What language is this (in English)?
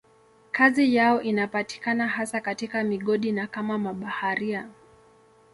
Swahili